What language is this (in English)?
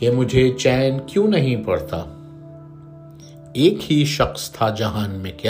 Urdu